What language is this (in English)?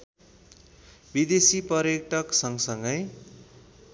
Nepali